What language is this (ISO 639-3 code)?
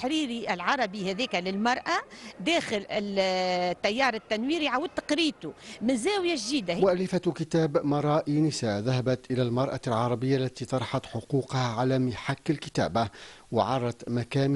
ara